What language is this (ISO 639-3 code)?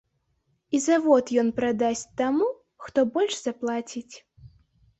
bel